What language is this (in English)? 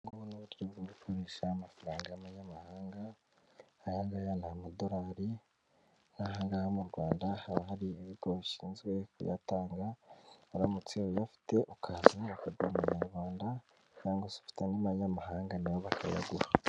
Kinyarwanda